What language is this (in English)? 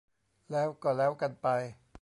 Thai